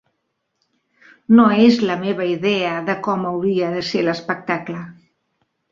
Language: Catalan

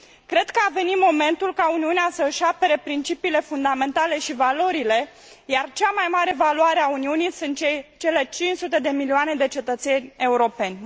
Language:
Romanian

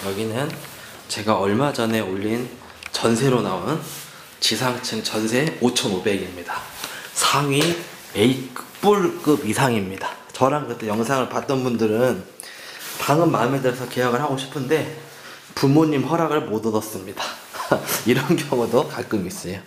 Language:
Korean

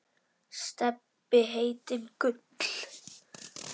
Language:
Icelandic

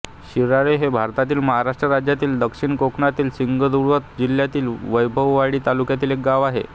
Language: Marathi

